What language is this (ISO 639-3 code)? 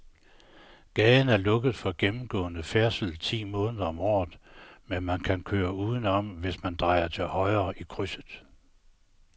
dan